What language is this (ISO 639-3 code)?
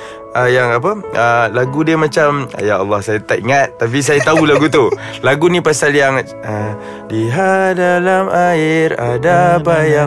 msa